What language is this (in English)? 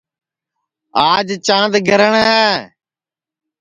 Sansi